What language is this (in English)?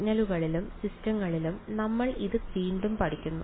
Malayalam